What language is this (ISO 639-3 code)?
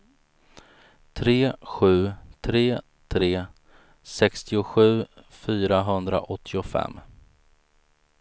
swe